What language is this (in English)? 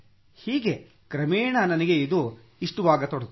Kannada